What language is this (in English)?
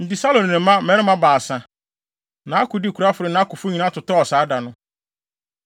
Akan